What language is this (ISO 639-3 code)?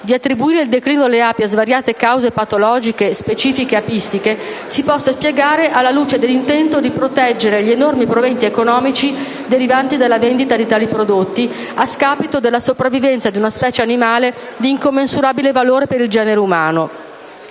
ita